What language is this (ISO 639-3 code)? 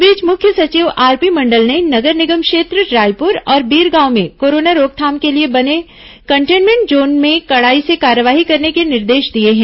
hin